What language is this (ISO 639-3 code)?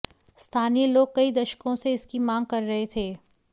hin